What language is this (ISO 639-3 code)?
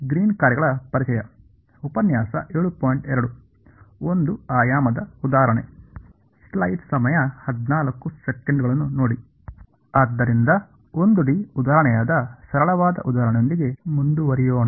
kan